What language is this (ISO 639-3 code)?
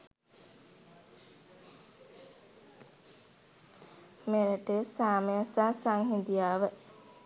sin